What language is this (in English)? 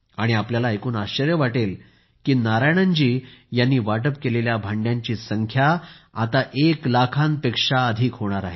Marathi